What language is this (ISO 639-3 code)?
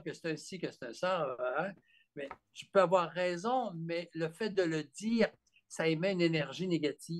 fra